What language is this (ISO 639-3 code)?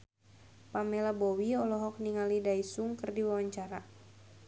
sun